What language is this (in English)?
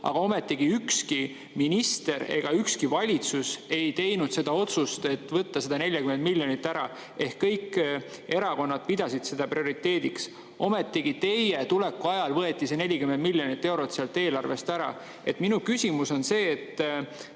Estonian